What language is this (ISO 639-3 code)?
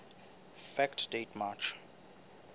sot